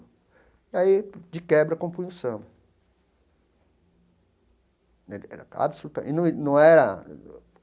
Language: Portuguese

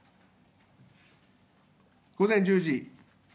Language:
Japanese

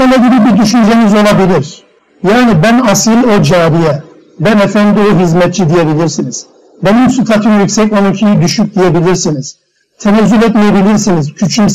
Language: Turkish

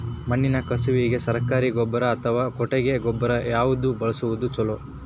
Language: Kannada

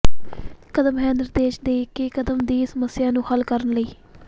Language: Punjabi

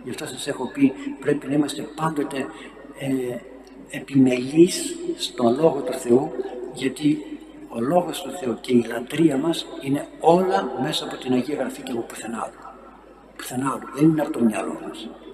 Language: Greek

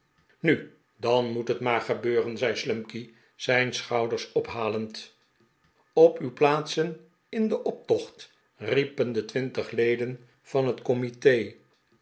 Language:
Dutch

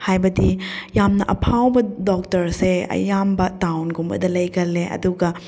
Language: Manipuri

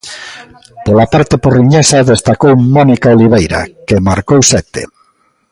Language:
Galician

